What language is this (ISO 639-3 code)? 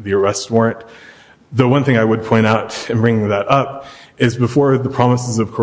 eng